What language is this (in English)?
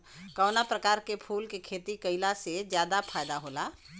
Bhojpuri